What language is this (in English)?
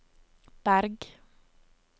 Norwegian